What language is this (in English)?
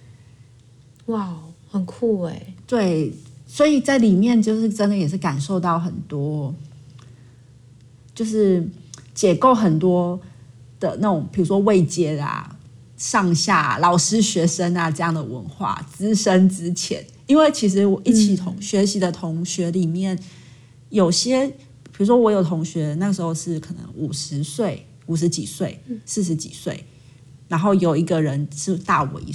Chinese